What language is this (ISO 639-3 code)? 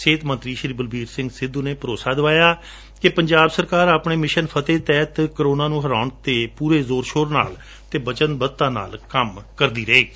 pan